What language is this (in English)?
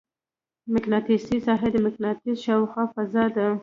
Pashto